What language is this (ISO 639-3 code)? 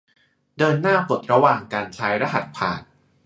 tha